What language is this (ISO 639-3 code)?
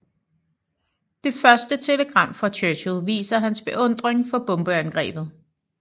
dan